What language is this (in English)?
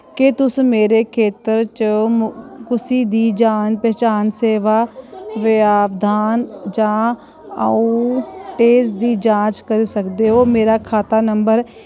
Dogri